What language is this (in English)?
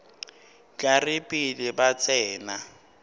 Northern Sotho